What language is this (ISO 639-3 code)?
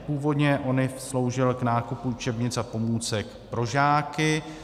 ces